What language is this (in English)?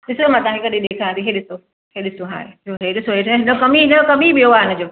Sindhi